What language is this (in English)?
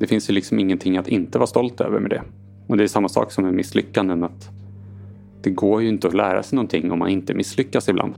Swedish